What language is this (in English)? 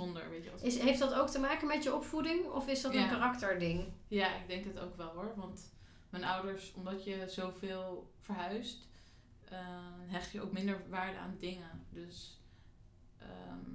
Dutch